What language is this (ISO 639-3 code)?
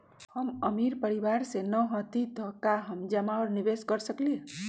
mag